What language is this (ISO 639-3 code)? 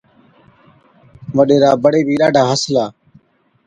odk